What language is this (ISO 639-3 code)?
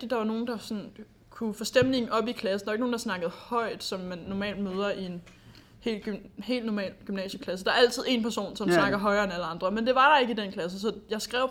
dan